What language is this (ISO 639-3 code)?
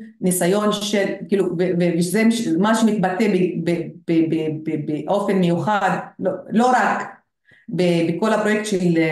heb